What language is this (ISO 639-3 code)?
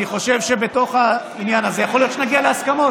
heb